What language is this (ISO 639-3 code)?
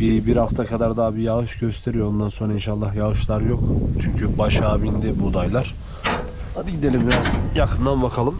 tur